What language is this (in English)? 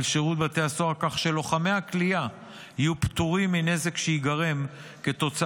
Hebrew